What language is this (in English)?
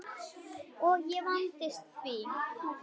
Icelandic